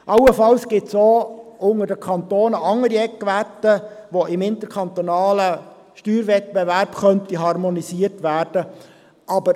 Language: Swiss German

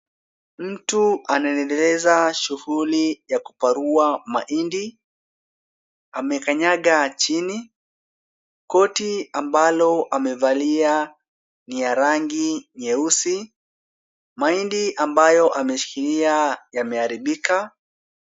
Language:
Swahili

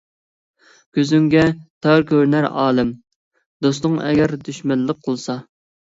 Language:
Uyghur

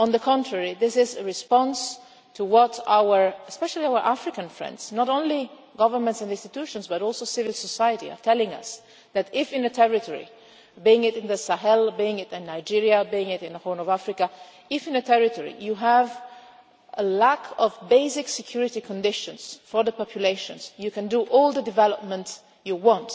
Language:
English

